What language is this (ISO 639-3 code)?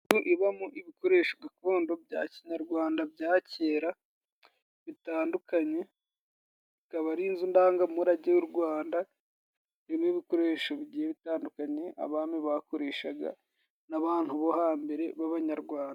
kin